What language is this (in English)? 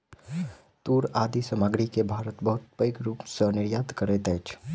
Maithili